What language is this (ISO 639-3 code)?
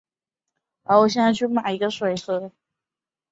zho